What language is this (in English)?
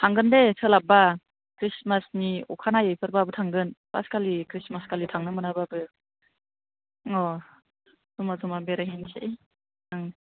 Bodo